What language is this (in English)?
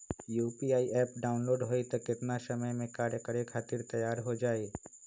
Magahi